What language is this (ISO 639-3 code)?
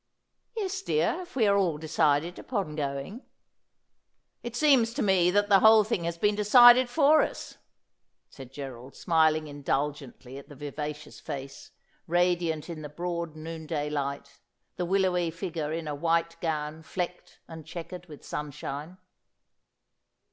eng